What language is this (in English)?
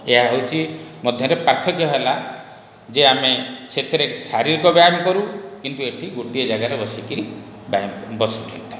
Odia